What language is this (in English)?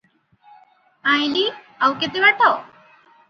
Odia